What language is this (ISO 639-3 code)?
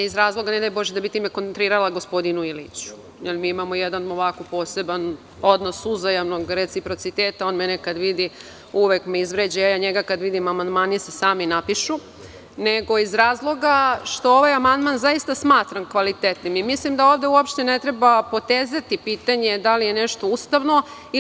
srp